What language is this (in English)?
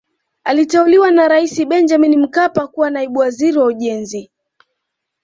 Swahili